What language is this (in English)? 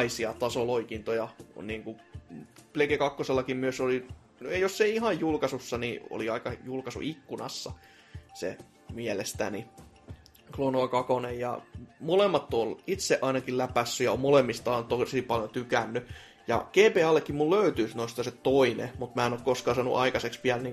Finnish